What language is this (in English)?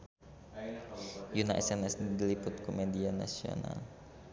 Sundanese